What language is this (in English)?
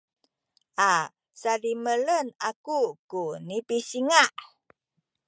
Sakizaya